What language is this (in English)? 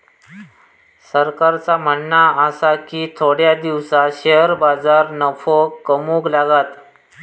Marathi